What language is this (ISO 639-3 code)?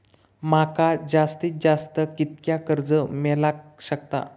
mar